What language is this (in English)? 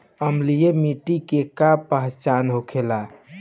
Bhojpuri